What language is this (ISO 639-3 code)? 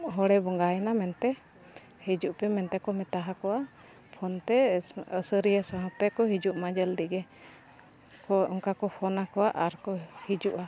sat